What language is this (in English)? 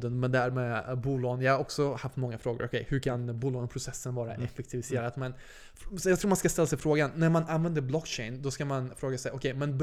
Swedish